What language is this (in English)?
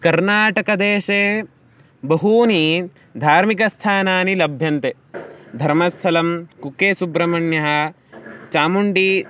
Sanskrit